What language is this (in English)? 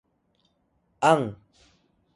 Atayal